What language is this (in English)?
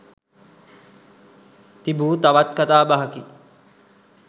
Sinhala